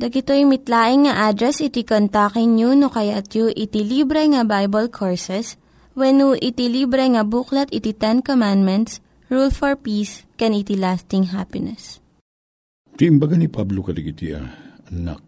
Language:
Filipino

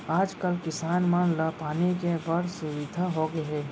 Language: Chhattisgarhi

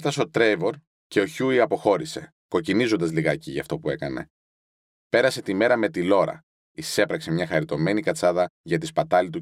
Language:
Greek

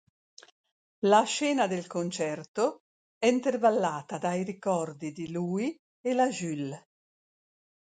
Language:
Italian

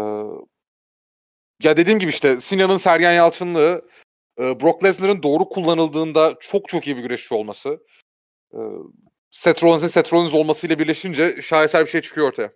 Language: Turkish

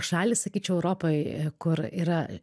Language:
Lithuanian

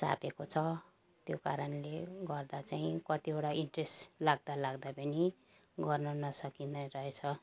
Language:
Nepali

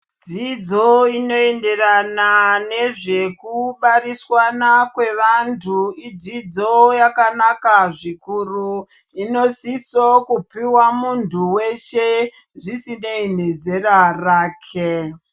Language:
Ndau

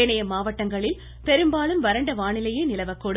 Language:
Tamil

